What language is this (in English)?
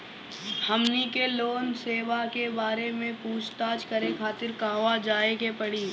Bhojpuri